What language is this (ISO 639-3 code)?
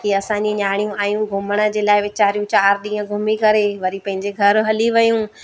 snd